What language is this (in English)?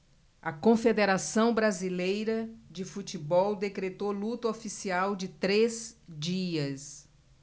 Portuguese